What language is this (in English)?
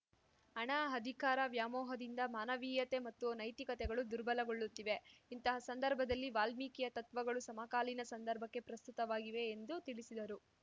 Kannada